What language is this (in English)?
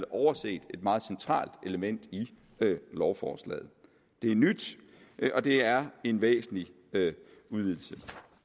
Danish